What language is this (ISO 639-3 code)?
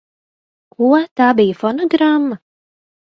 lav